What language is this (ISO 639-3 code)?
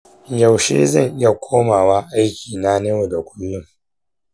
hau